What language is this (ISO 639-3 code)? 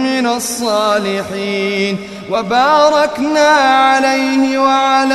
ara